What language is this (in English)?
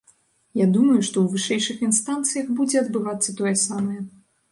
Belarusian